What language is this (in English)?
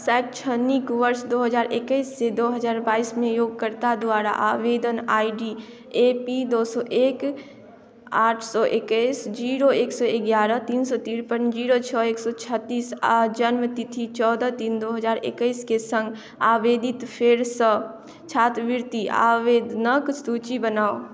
Maithili